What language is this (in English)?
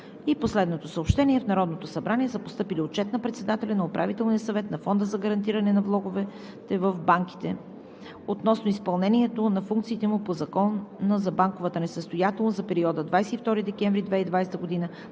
Bulgarian